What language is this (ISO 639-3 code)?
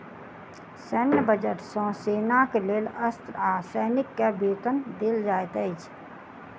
mai